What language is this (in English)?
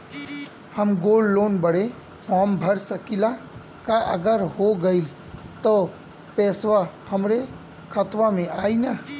Bhojpuri